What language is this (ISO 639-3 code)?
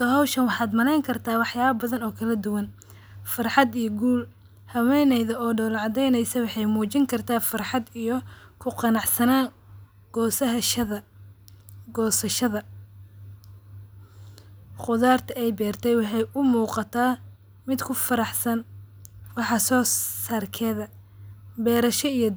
som